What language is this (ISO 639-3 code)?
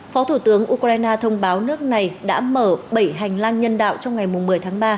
vie